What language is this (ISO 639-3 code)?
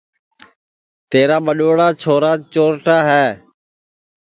ssi